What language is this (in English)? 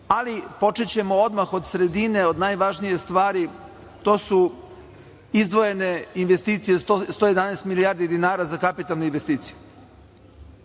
Serbian